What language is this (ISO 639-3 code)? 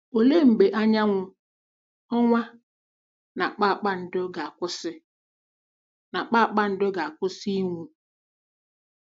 ibo